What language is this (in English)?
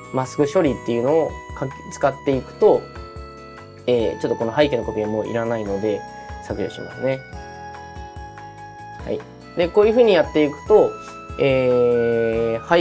Japanese